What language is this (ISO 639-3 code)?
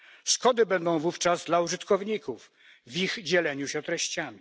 pol